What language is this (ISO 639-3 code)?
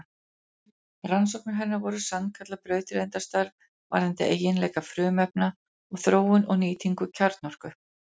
isl